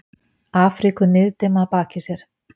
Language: Icelandic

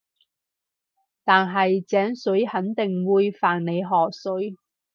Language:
Cantonese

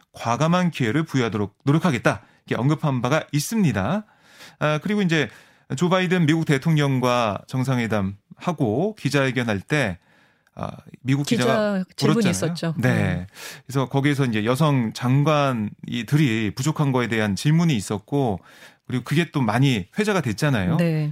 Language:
Korean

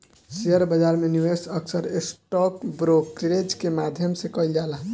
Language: Bhojpuri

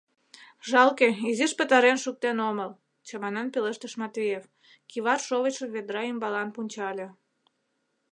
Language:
Mari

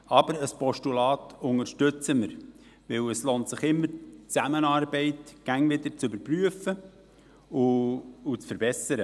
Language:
Swiss German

